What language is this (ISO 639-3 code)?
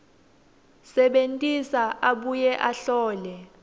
ssw